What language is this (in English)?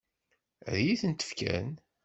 Kabyle